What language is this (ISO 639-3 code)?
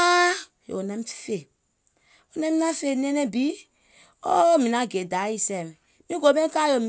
gol